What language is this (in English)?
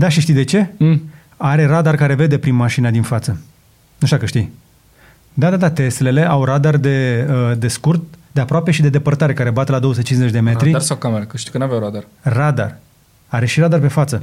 Romanian